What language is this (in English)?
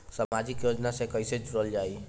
Bhojpuri